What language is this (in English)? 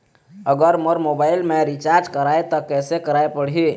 Chhattisgarhi